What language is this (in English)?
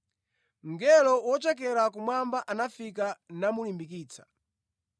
Nyanja